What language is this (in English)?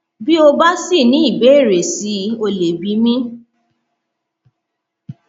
Yoruba